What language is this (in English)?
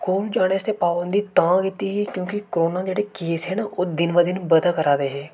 Dogri